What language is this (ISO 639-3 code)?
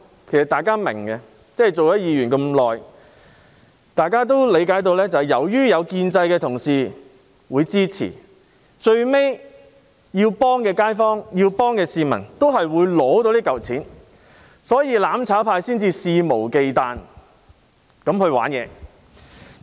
yue